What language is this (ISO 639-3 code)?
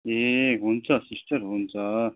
nep